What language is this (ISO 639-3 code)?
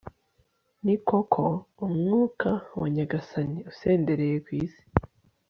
kin